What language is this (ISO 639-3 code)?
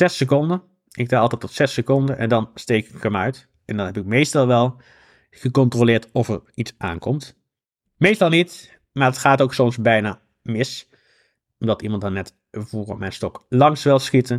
nld